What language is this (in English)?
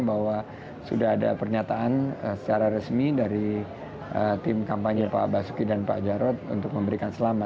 Indonesian